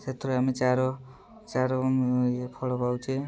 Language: Odia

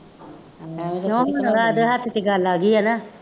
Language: Punjabi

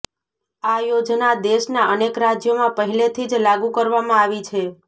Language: Gujarati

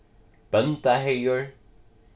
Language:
Faroese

